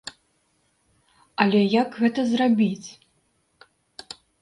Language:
Belarusian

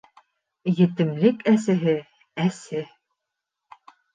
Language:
Bashkir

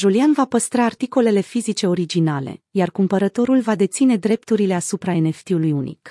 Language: Romanian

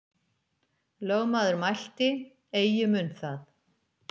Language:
Icelandic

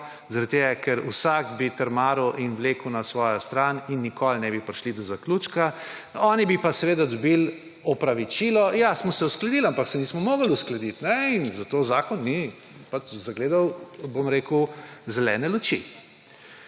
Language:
Slovenian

